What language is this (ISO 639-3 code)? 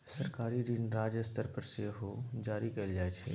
mai